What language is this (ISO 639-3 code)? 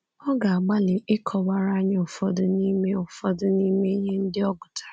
ibo